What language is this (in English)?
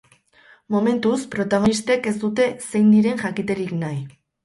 Basque